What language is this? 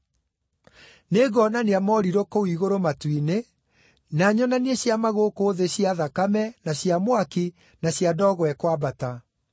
Kikuyu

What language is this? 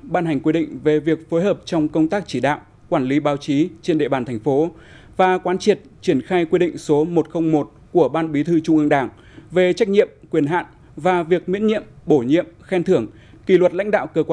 Vietnamese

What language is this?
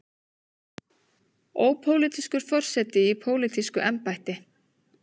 Icelandic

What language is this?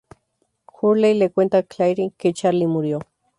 Spanish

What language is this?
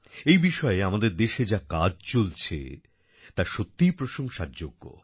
Bangla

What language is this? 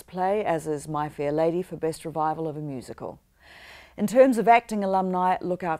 English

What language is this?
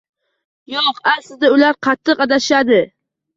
Uzbek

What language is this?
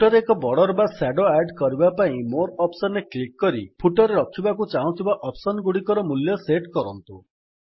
Odia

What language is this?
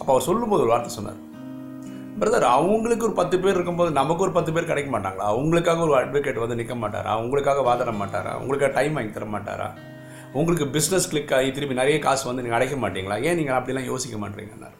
Tamil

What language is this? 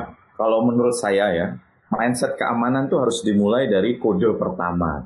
Indonesian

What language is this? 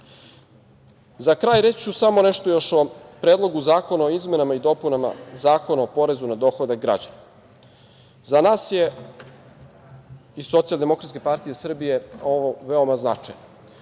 Serbian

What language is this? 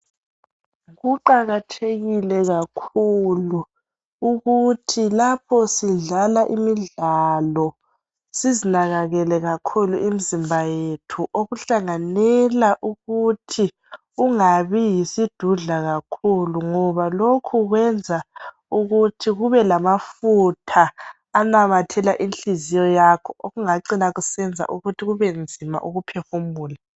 North Ndebele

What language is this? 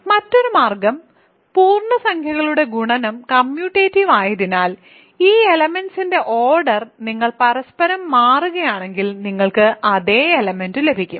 Malayalam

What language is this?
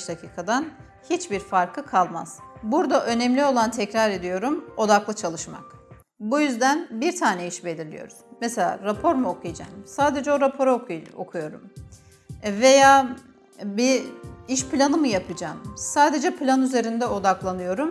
Turkish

